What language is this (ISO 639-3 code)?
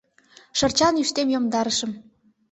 chm